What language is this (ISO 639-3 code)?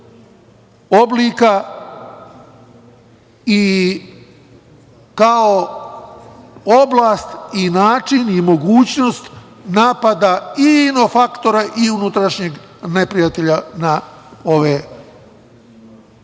srp